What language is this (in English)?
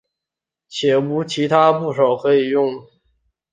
Chinese